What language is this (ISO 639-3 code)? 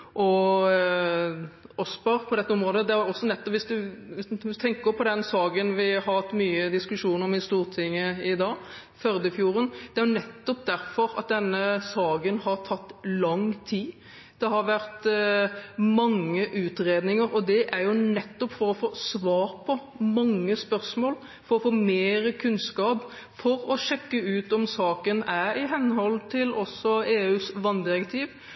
nob